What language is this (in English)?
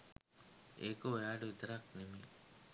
Sinhala